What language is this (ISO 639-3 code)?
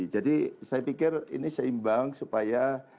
ind